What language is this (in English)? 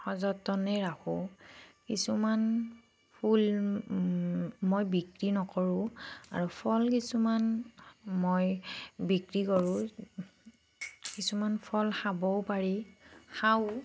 Assamese